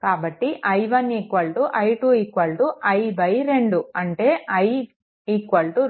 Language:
Telugu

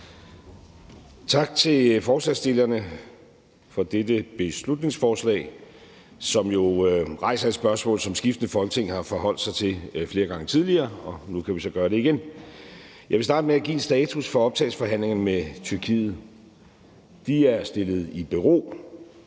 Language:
Danish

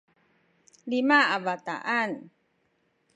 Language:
Sakizaya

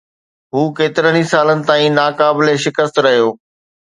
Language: Sindhi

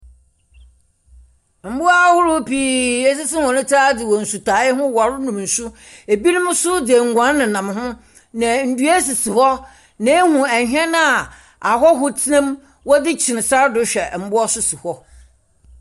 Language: Akan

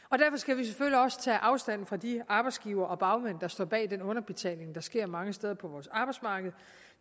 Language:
Danish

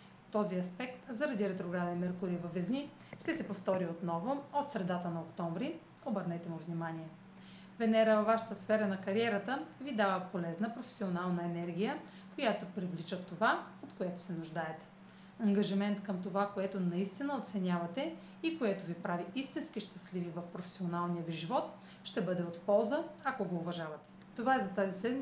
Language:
Bulgarian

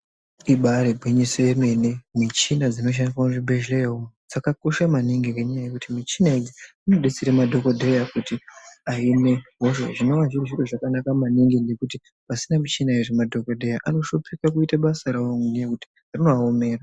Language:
Ndau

